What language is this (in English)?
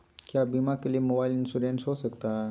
Magahi